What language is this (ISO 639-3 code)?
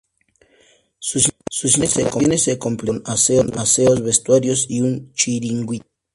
spa